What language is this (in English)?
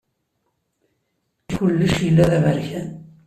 Kabyle